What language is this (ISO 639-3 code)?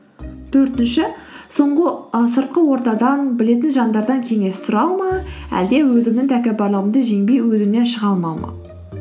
kaz